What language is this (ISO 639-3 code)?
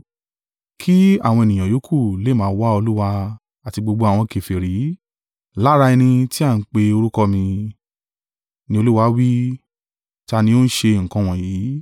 yor